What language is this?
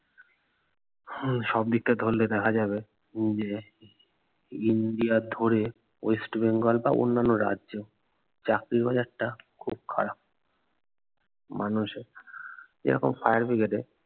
Bangla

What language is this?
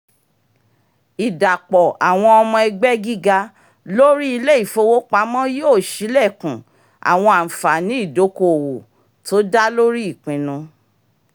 Yoruba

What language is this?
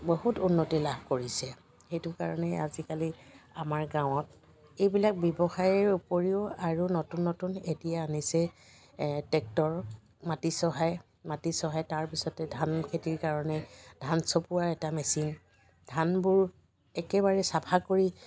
Assamese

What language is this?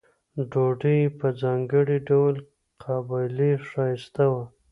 Pashto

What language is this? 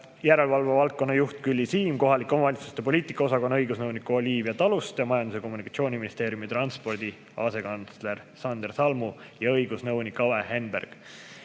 Estonian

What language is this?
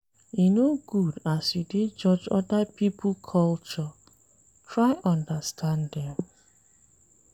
Nigerian Pidgin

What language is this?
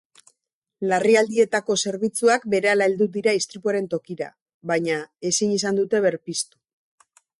Basque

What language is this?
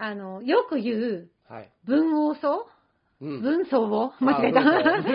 Japanese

